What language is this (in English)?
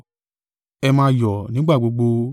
Yoruba